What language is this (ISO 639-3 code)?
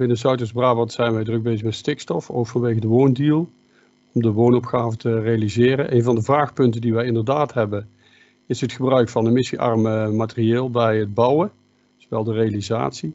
nld